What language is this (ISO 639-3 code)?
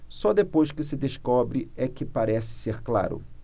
por